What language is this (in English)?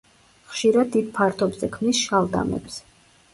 Georgian